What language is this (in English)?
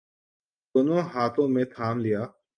Urdu